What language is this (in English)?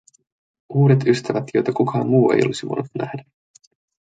Finnish